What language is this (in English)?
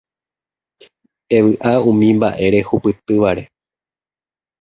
Guarani